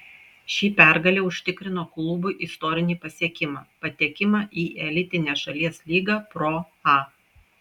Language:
Lithuanian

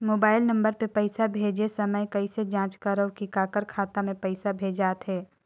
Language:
Chhattisgarhi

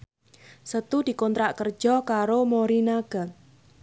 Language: Javanese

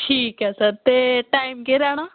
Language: Dogri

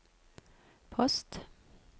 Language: Norwegian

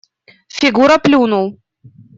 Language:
Russian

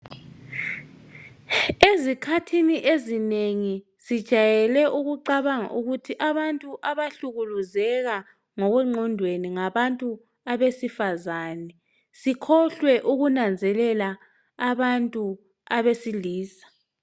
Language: North Ndebele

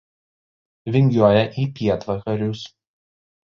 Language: Lithuanian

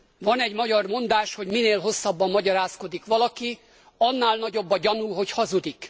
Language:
Hungarian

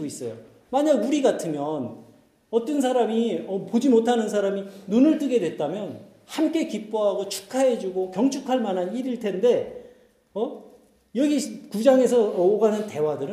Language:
Korean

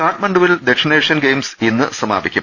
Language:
Malayalam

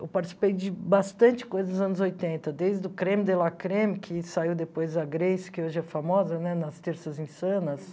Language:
Portuguese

